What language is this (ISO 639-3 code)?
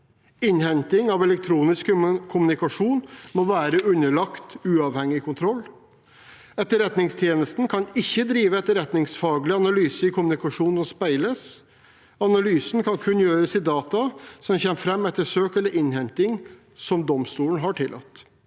nor